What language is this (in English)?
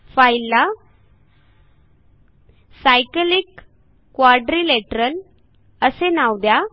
Marathi